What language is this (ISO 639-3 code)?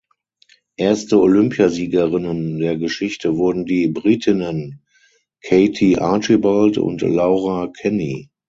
deu